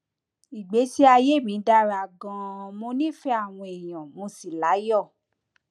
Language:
Yoruba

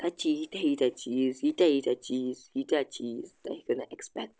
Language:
Kashmiri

